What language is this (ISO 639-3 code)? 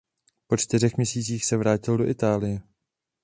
ces